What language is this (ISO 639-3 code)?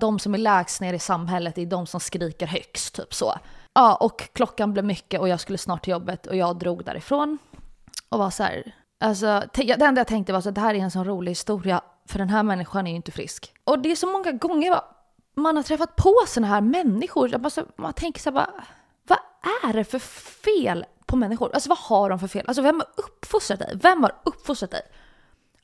swe